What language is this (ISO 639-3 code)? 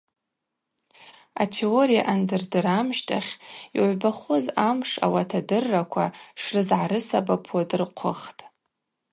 abq